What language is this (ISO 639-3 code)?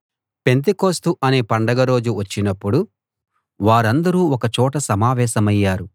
tel